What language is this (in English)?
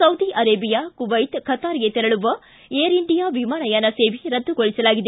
Kannada